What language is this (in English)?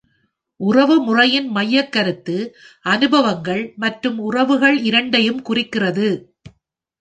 Tamil